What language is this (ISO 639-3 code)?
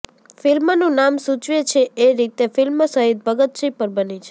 guj